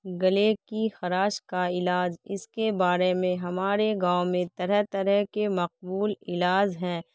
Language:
Urdu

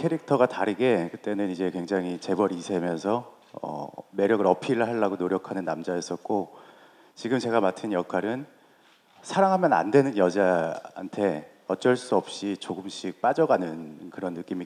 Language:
Korean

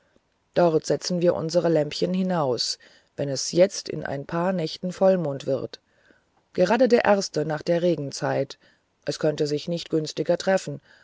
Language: German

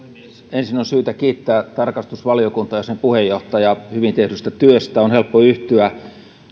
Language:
Finnish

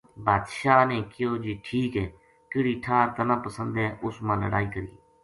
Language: Gujari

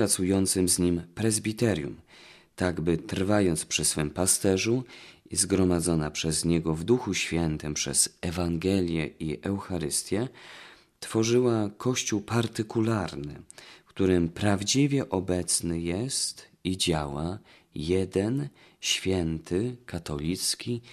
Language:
Polish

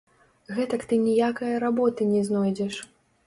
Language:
Belarusian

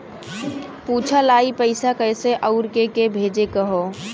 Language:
Bhojpuri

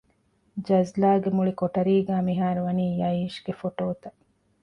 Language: Divehi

